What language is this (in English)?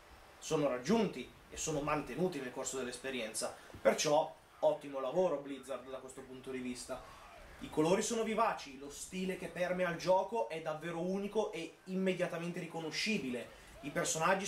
Italian